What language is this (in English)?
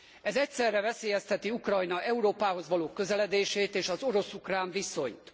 Hungarian